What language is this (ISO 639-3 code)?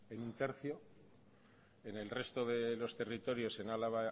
spa